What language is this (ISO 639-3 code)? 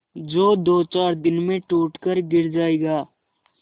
hin